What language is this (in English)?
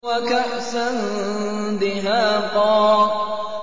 Arabic